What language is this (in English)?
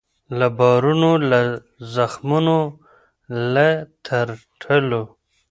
Pashto